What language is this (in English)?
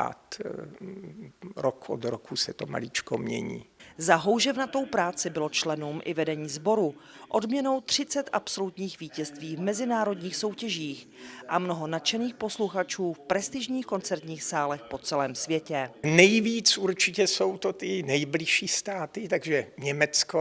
Czech